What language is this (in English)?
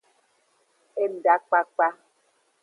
Aja (Benin)